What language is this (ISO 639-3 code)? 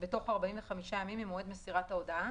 heb